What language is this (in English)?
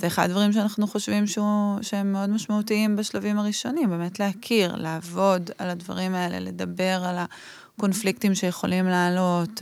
Hebrew